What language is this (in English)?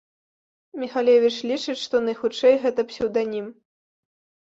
Belarusian